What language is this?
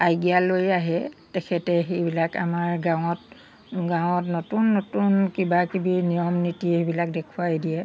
Assamese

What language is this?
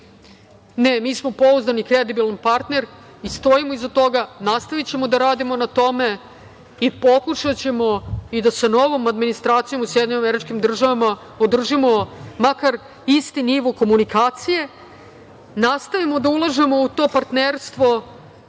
Serbian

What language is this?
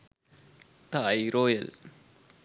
Sinhala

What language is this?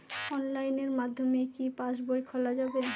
Bangla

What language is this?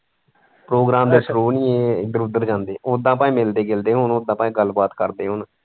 Punjabi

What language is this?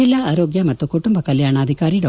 Kannada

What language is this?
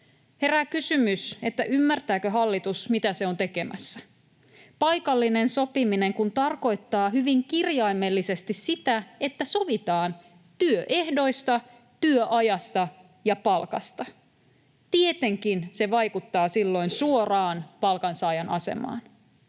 Finnish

